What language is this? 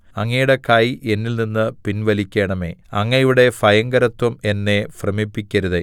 Malayalam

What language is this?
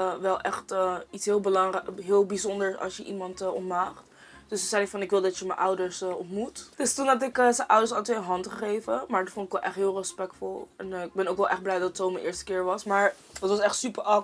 Dutch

